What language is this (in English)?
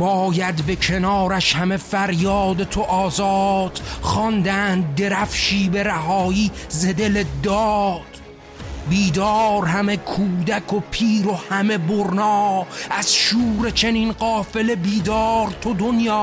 Persian